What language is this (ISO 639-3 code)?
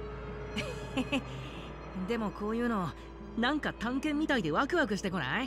jpn